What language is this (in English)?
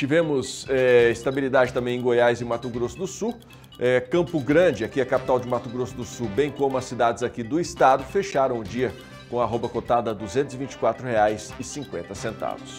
Portuguese